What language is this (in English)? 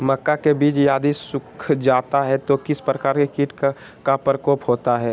Magahi